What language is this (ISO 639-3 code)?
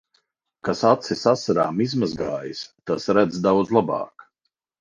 lav